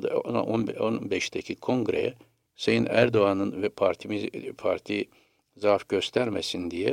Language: Turkish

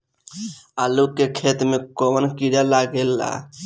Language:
Bhojpuri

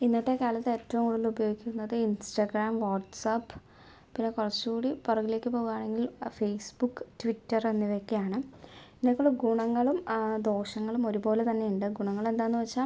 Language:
Malayalam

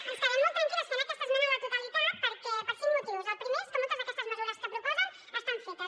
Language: Catalan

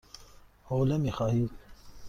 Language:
Persian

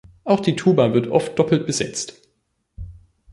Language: German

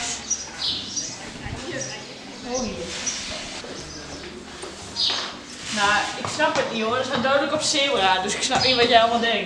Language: Dutch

